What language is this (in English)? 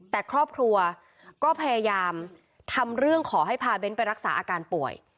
Thai